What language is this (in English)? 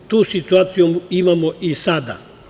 Serbian